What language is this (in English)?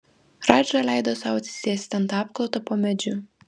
Lithuanian